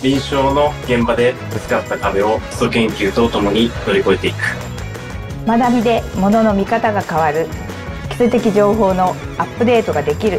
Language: Japanese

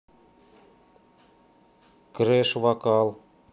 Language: Russian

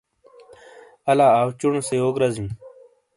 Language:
Shina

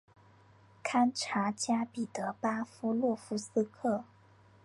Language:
Chinese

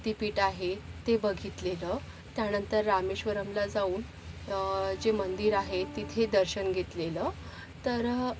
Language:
Marathi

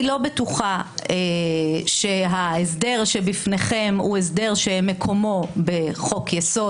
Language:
Hebrew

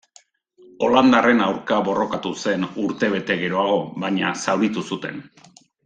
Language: Basque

